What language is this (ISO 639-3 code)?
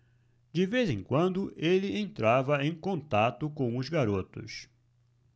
por